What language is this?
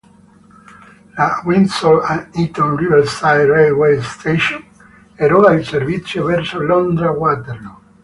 Italian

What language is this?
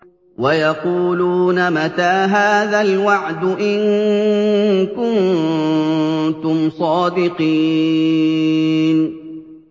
Arabic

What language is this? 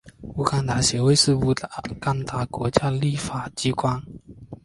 Chinese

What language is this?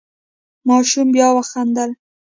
Pashto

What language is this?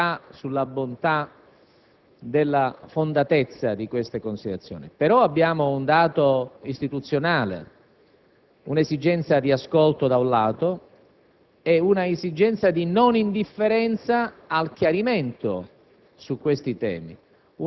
Italian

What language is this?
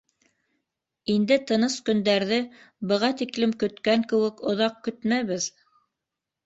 Bashkir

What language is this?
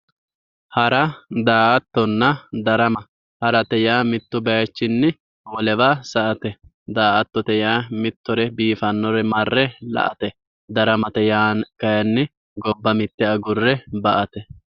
Sidamo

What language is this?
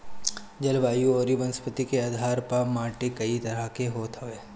Bhojpuri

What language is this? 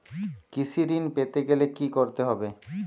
Bangla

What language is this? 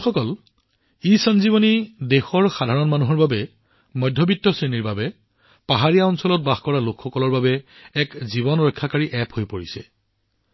Assamese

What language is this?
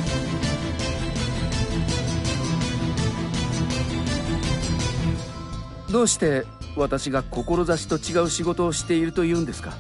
Japanese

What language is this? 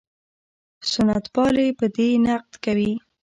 Pashto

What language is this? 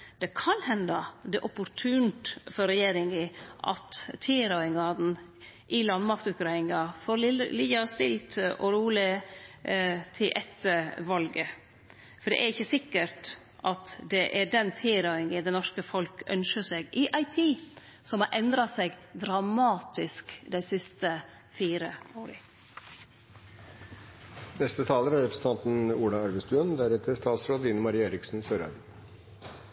Norwegian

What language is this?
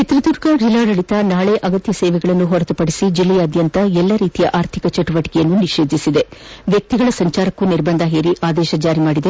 Kannada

